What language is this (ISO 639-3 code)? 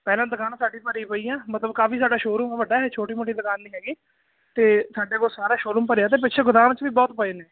pan